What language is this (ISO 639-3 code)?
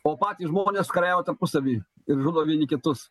lit